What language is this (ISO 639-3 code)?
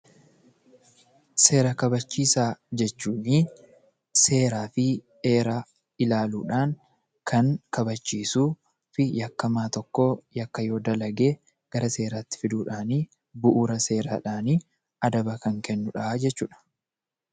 orm